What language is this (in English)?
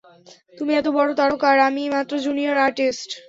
Bangla